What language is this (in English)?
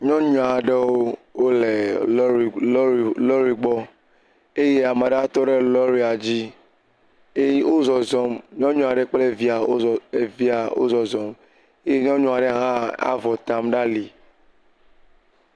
Ewe